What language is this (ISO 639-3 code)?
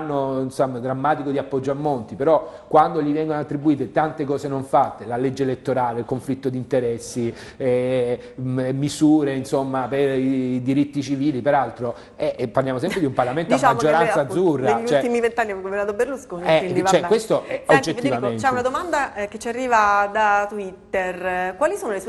ita